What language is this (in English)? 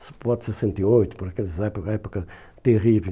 Portuguese